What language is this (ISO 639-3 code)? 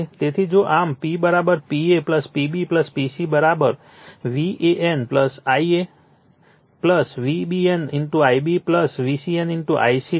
guj